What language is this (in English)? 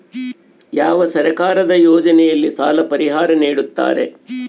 Kannada